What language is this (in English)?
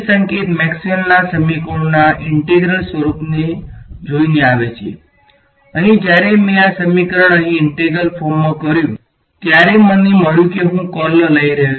Gujarati